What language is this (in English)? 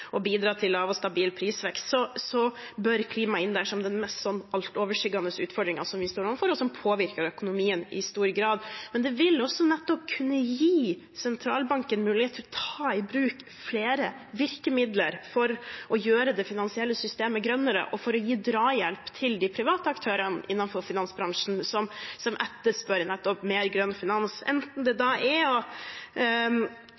Norwegian Bokmål